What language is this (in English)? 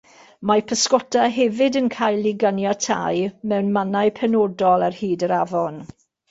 Welsh